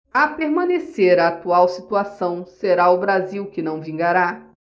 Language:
Portuguese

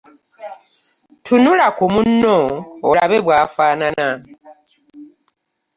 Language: Ganda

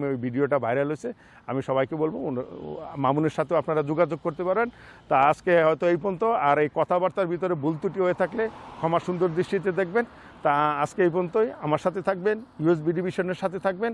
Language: Hindi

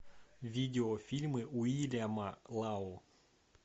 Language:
Russian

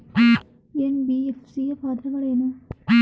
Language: Kannada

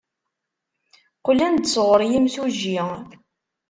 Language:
Kabyle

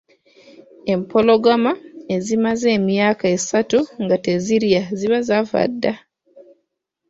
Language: Ganda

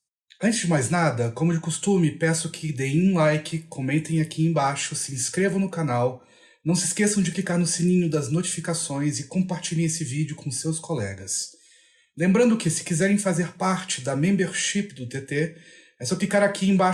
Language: Portuguese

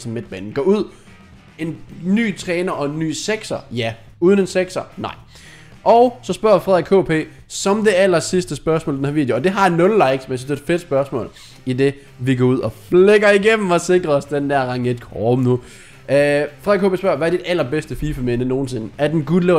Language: Danish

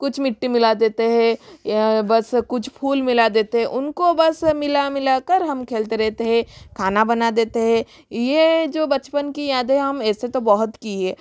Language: Hindi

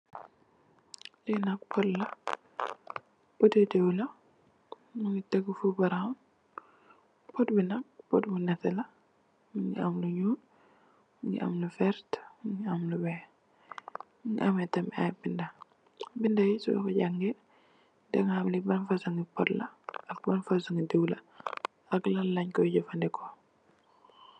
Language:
Wolof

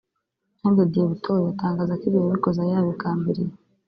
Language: Kinyarwanda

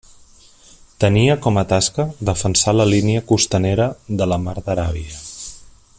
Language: Catalan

